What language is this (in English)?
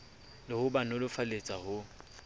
Southern Sotho